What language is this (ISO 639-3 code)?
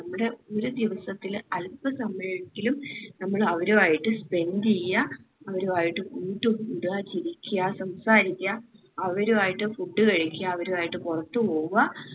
mal